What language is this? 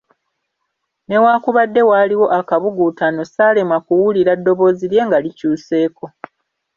Ganda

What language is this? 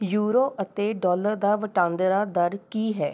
Punjabi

